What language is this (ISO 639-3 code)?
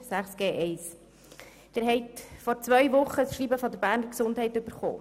gsw